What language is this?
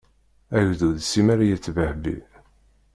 Kabyle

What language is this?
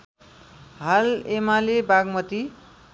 Nepali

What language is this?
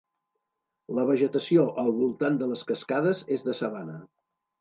Catalan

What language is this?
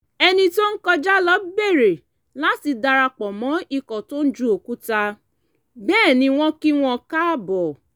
Yoruba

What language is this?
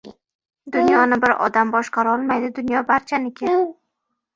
Uzbek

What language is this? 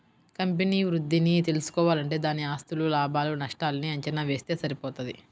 Telugu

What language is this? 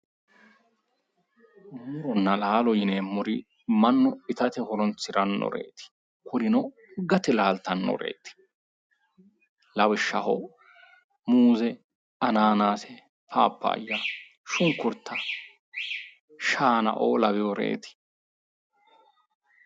Sidamo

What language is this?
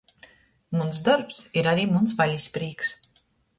Latgalian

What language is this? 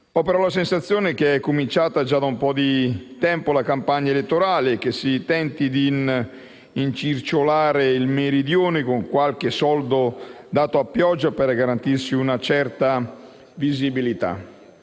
Italian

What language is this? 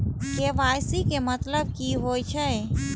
Maithili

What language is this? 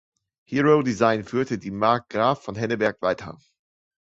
German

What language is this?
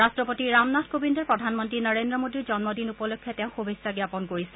Assamese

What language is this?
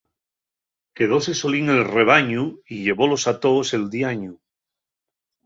Asturian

